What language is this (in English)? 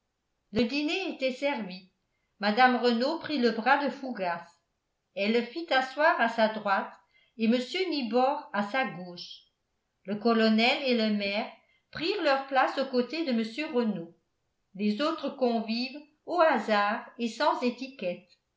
French